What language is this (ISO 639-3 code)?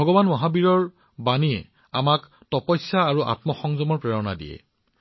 asm